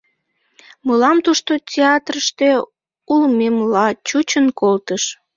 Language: Mari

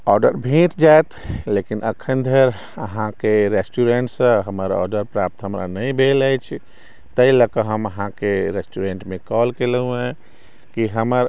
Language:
Maithili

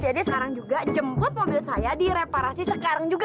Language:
Indonesian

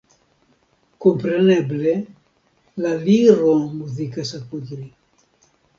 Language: Esperanto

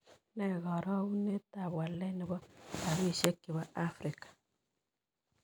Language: Kalenjin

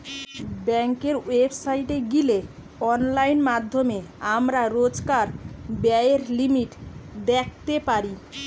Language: Bangla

